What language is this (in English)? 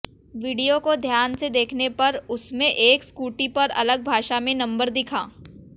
Hindi